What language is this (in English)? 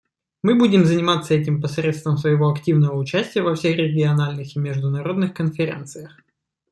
Russian